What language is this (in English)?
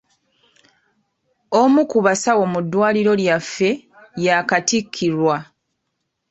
Ganda